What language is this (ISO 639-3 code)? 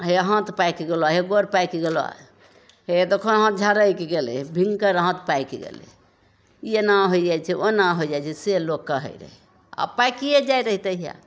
mai